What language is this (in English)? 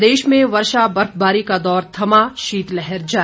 Hindi